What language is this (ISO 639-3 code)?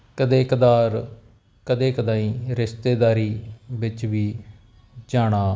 pan